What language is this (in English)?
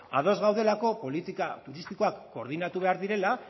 Basque